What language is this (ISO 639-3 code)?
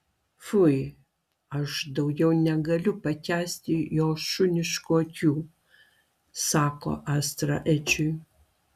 lit